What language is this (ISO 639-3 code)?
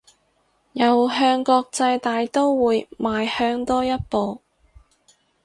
yue